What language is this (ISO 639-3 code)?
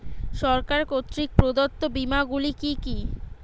ben